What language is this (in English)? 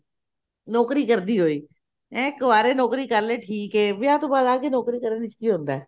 Punjabi